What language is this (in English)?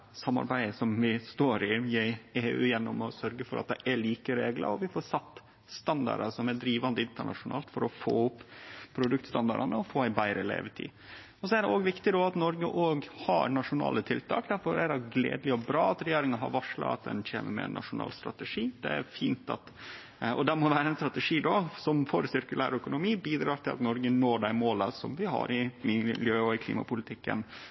Norwegian Nynorsk